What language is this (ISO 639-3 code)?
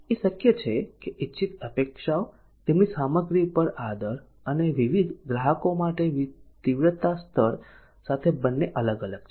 guj